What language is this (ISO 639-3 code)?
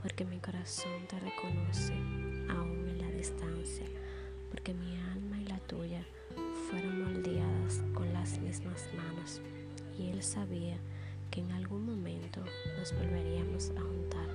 spa